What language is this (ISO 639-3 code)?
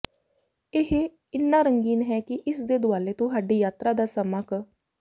pan